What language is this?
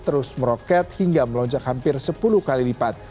Indonesian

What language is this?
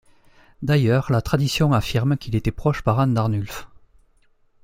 French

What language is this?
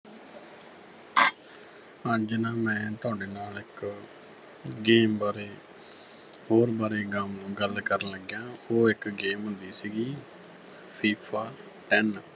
Punjabi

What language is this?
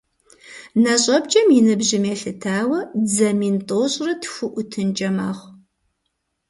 Kabardian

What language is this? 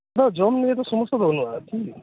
Santali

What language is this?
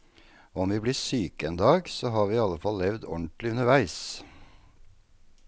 Norwegian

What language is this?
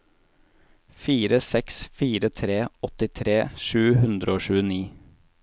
Norwegian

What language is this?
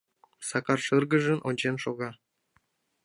Mari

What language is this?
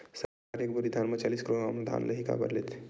Chhattisgarhi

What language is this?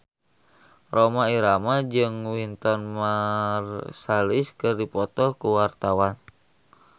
Sundanese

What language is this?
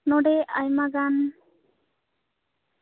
Santali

